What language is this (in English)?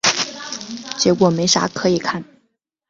Chinese